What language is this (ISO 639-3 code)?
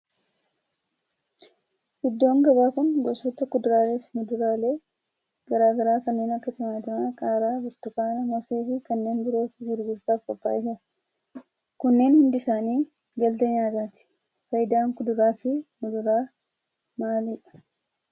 orm